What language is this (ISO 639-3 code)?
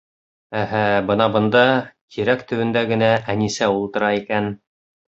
bak